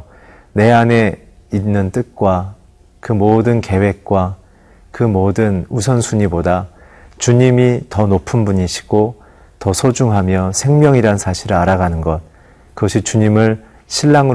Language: Korean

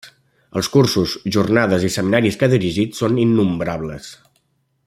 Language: Catalan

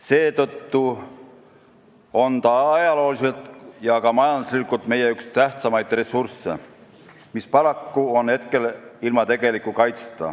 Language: Estonian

